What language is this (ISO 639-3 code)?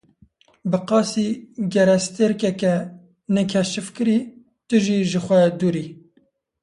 kur